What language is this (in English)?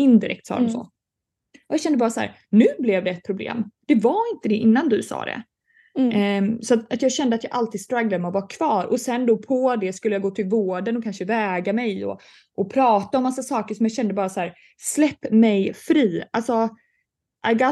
Swedish